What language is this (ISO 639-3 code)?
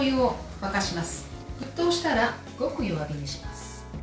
jpn